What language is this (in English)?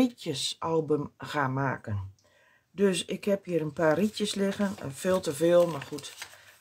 Dutch